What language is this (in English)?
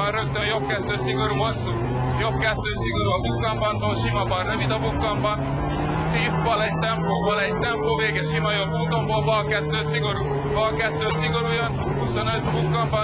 Hungarian